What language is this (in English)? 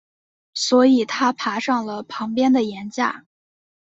Chinese